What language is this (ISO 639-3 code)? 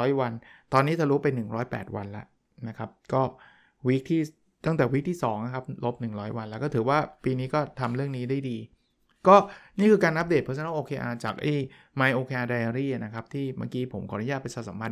tha